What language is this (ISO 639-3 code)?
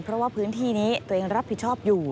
tha